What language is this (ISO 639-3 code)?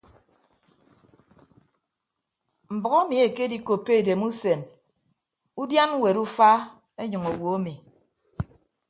ibb